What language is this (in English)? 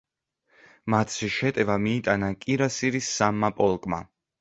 Georgian